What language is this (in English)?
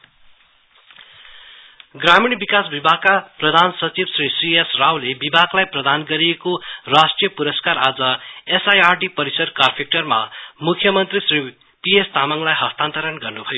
Nepali